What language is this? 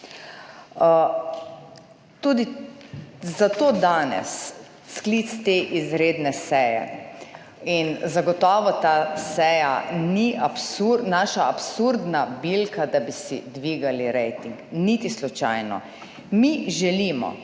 Slovenian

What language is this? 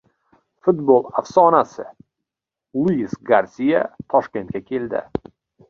Uzbek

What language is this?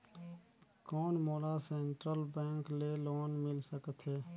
Chhattisgarhi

